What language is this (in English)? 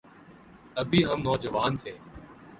Urdu